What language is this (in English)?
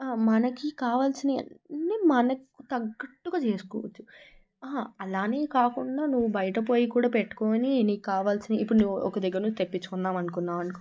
Telugu